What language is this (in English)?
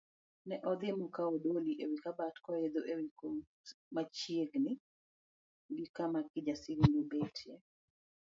Luo (Kenya and Tanzania)